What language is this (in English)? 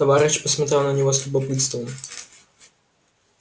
Russian